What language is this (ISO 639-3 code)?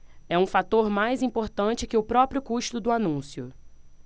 por